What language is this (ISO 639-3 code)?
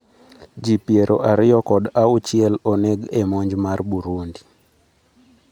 luo